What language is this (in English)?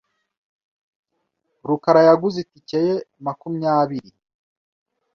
Kinyarwanda